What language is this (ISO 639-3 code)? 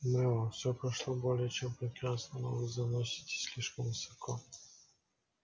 rus